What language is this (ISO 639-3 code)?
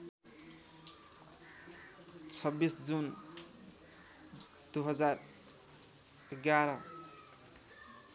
nep